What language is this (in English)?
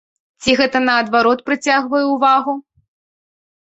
Belarusian